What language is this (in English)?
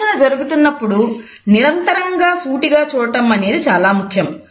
Telugu